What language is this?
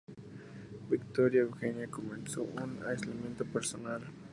Spanish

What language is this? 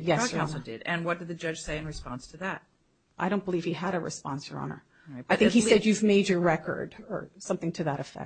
English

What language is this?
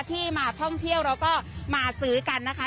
Thai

